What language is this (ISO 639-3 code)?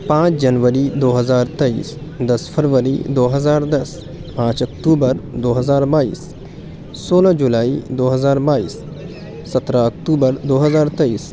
urd